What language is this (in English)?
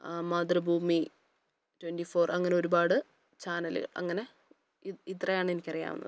Malayalam